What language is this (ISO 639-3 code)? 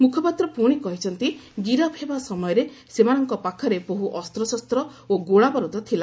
ori